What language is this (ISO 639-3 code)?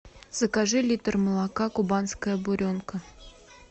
rus